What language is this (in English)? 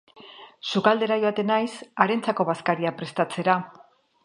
Basque